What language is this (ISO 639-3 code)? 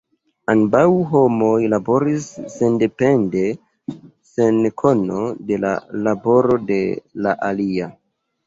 epo